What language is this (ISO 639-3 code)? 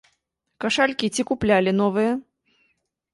bel